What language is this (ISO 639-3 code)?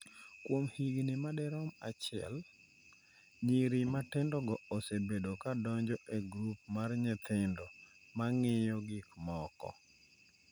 luo